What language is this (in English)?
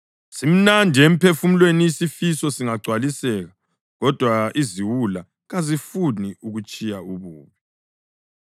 North Ndebele